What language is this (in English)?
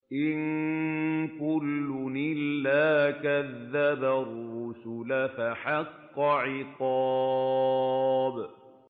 Arabic